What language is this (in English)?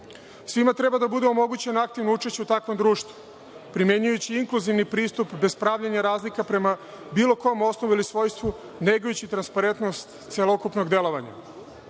Serbian